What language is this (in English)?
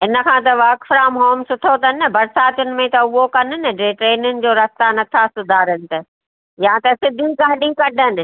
Sindhi